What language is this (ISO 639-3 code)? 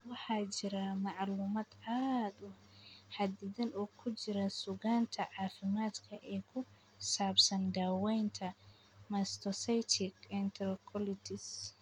som